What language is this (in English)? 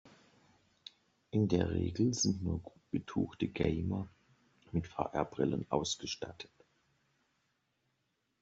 German